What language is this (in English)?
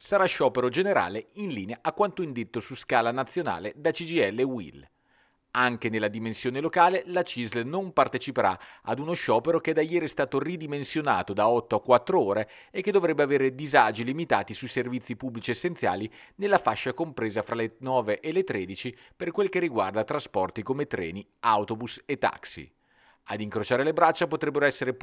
Italian